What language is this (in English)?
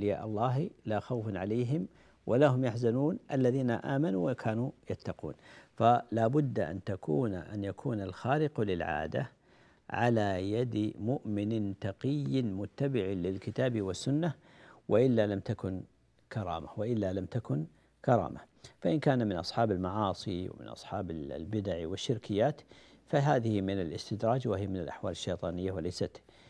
Arabic